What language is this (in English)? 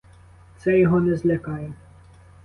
Ukrainian